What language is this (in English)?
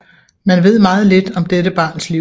Danish